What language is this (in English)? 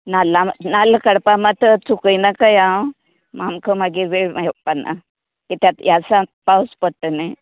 Konkani